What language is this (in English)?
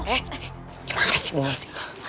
Indonesian